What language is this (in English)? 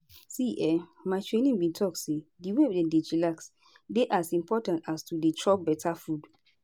Nigerian Pidgin